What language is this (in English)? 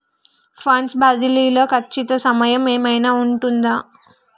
Telugu